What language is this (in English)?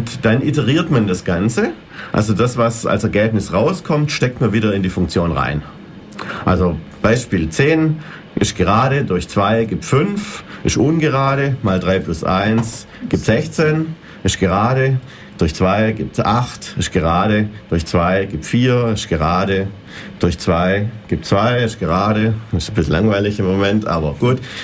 German